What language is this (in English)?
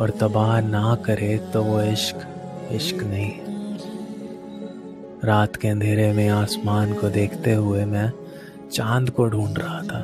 Hindi